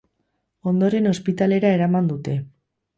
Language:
Basque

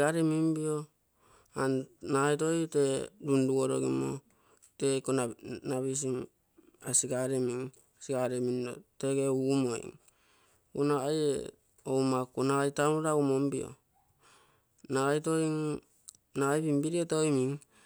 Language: Terei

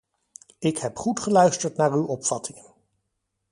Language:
Dutch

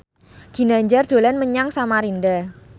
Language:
Javanese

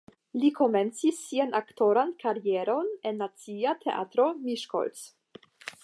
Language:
Esperanto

